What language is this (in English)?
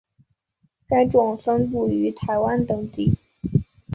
Chinese